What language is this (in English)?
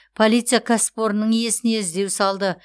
Kazakh